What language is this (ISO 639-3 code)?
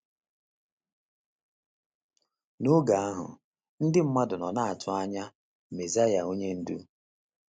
ibo